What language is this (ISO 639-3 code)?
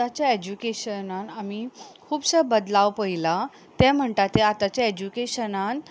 kok